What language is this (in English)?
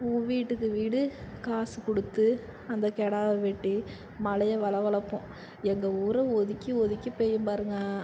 Tamil